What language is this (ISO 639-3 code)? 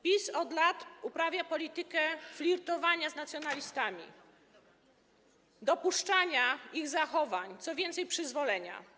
pol